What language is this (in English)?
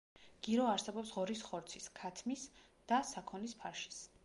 Georgian